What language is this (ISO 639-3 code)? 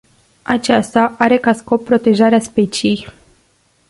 ron